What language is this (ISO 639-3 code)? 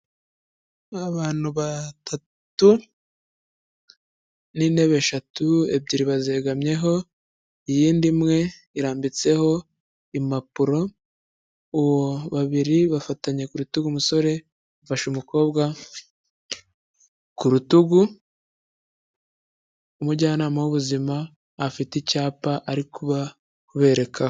kin